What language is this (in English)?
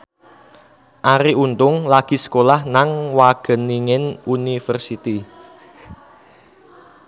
Javanese